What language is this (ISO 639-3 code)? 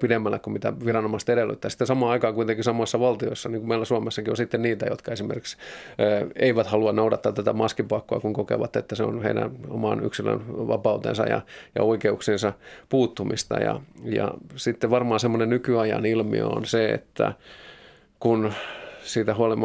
fin